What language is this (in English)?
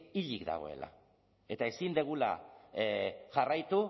Basque